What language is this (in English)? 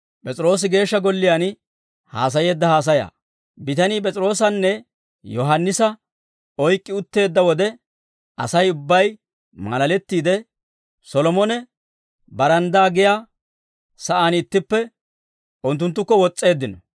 Dawro